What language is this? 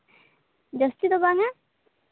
Santali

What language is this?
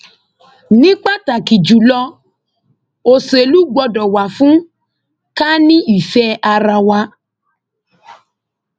Yoruba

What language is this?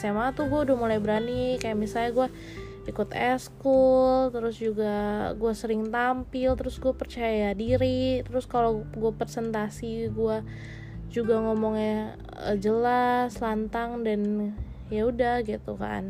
Indonesian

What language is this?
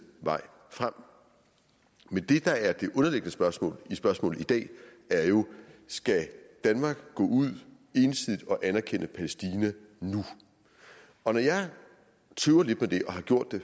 Danish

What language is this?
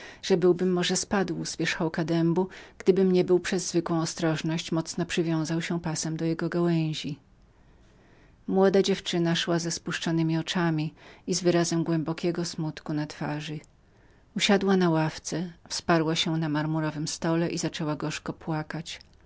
Polish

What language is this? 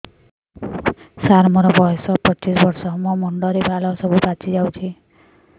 Odia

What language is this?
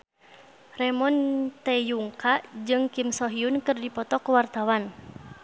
Sundanese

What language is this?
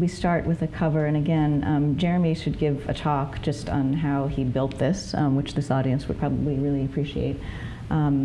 English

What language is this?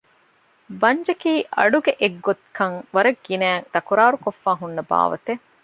Divehi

